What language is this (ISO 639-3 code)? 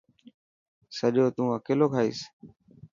mki